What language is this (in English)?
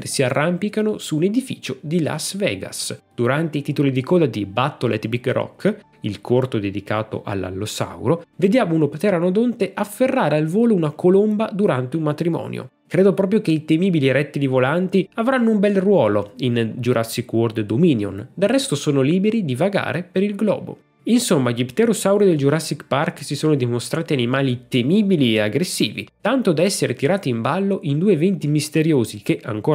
Italian